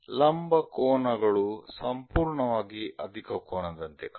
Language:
Kannada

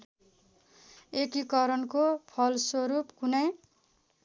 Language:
Nepali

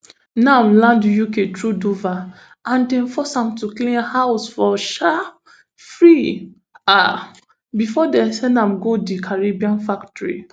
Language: Nigerian Pidgin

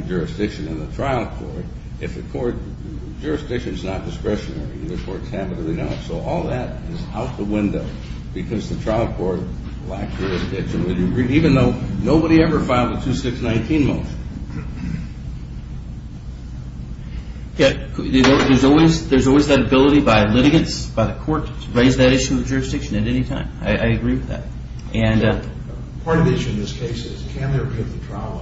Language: English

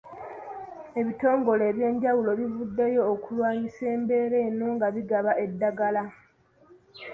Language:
Ganda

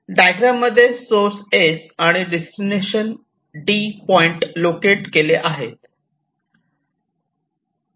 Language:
Marathi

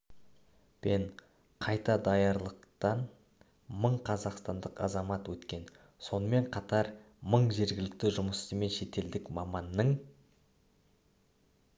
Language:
Kazakh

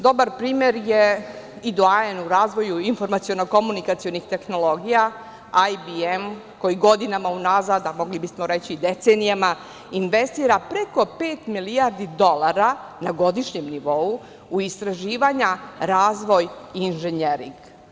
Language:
Serbian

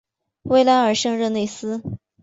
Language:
Chinese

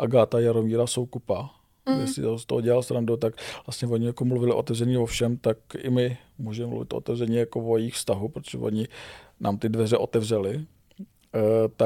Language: Czech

